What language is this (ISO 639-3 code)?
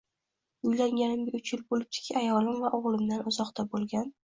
uzb